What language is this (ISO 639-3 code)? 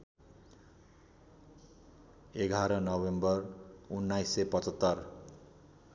nep